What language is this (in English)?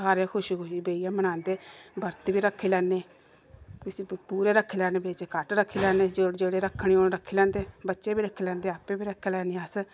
Dogri